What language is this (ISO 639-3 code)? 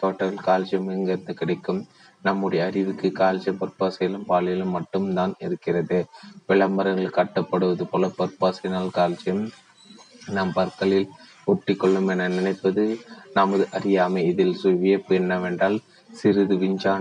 tam